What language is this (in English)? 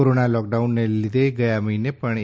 Gujarati